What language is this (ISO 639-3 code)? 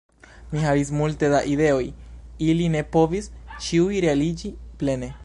epo